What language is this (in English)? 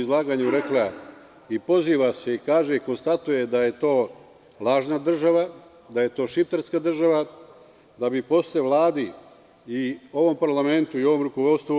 Serbian